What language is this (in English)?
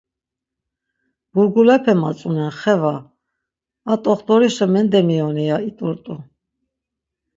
Laz